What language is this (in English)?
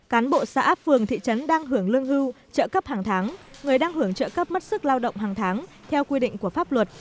Vietnamese